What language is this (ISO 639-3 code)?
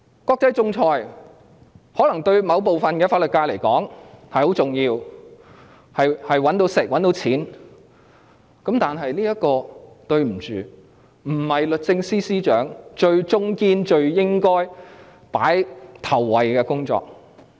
yue